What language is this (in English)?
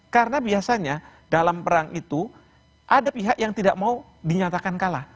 Indonesian